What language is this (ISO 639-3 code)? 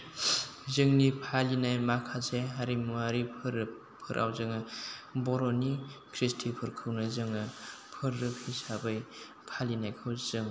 brx